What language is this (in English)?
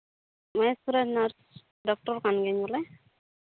Santali